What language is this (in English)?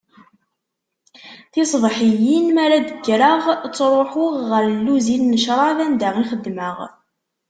Kabyle